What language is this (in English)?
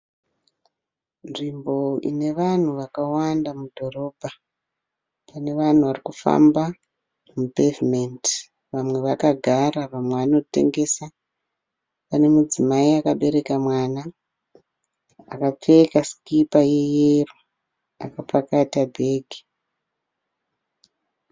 Shona